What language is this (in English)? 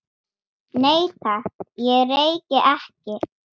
Icelandic